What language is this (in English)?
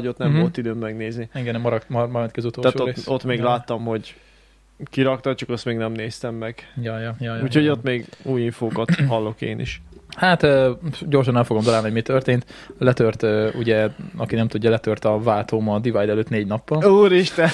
Hungarian